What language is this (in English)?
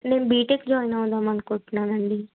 Telugu